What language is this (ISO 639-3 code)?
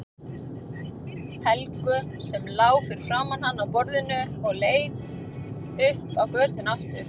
isl